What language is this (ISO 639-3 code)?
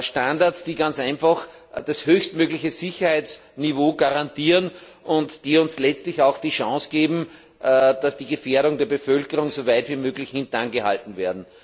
deu